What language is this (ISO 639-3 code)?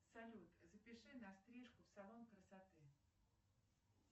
rus